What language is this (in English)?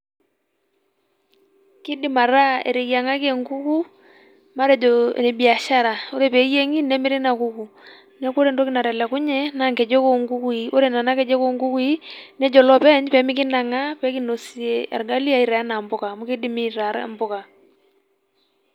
Masai